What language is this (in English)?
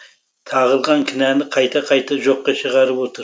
Kazakh